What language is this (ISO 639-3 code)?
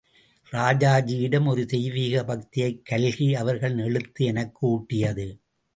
tam